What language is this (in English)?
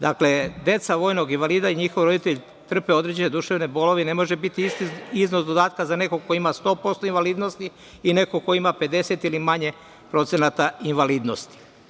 Serbian